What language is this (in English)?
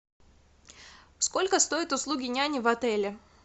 Russian